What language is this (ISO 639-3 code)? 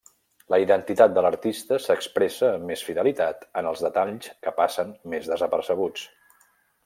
cat